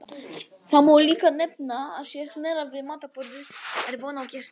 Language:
Icelandic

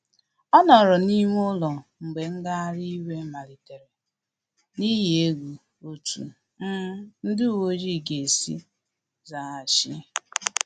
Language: Igbo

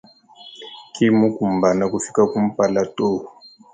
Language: Luba-Lulua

